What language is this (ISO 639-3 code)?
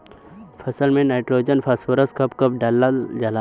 bho